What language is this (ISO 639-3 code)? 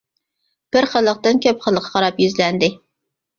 uig